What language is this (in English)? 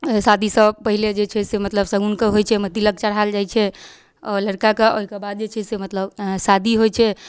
Maithili